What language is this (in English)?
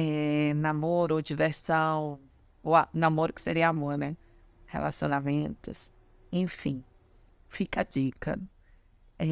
Portuguese